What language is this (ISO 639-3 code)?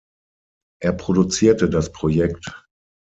deu